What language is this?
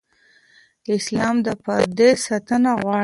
Pashto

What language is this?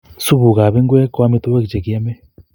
Kalenjin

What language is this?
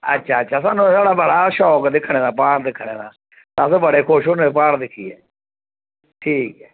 Dogri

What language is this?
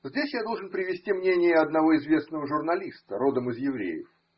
Russian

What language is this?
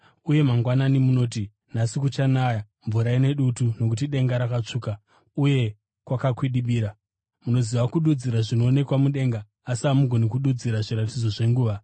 Shona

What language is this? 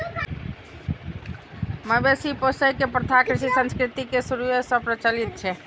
Maithili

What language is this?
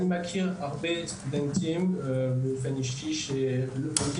Hebrew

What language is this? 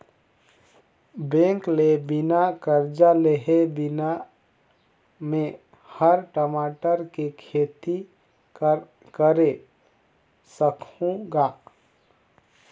Chhattisgarhi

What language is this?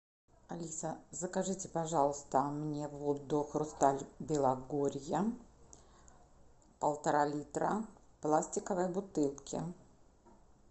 Russian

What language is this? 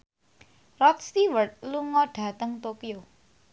Javanese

